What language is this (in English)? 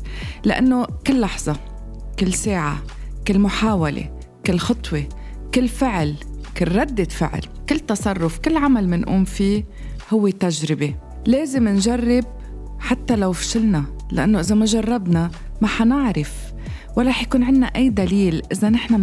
Arabic